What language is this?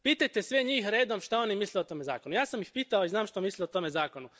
Croatian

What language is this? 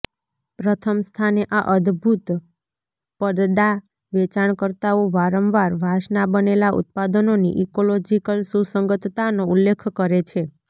Gujarati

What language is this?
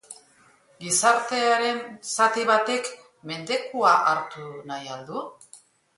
Basque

